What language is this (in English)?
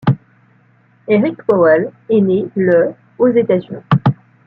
French